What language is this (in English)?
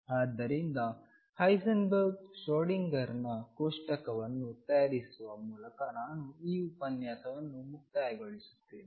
Kannada